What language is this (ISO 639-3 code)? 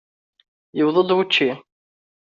kab